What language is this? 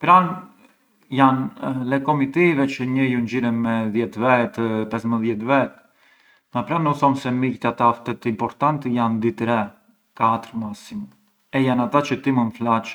Arbëreshë Albanian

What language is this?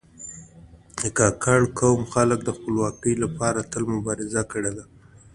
Pashto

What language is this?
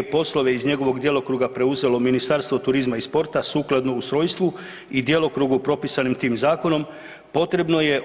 Croatian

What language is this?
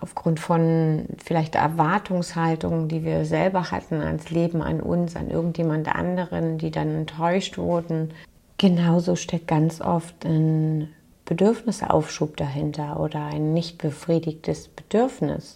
German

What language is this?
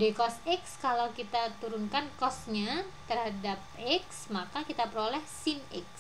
Indonesian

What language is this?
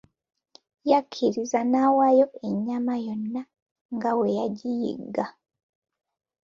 Ganda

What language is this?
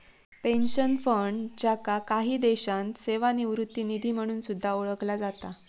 Marathi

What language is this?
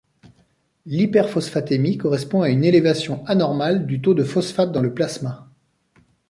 French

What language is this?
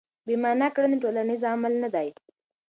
Pashto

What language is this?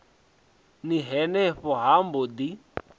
Venda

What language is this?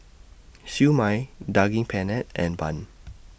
English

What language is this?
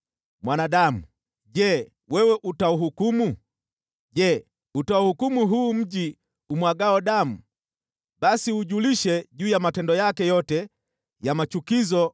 Swahili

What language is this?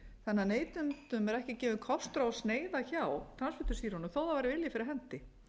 Icelandic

